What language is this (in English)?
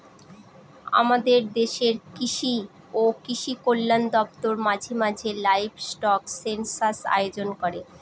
Bangla